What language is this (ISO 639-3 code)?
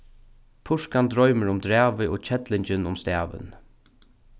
fao